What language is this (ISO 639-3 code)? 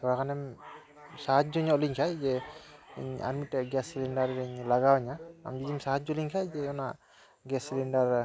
sat